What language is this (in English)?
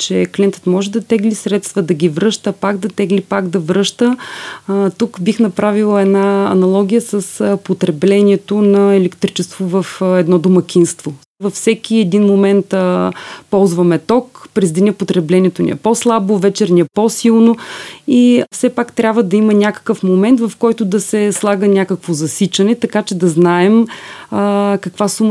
Bulgarian